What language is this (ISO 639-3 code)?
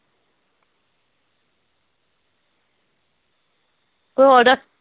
pan